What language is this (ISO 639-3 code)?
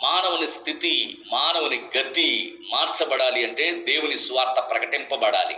tel